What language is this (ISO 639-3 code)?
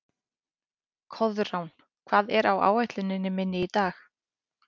isl